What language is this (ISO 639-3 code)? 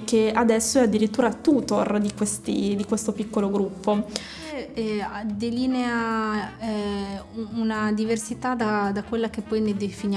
ita